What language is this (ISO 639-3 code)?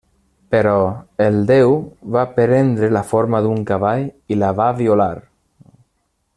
cat